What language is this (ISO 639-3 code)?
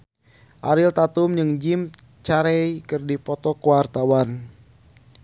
sun